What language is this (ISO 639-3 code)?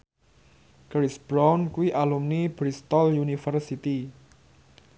jav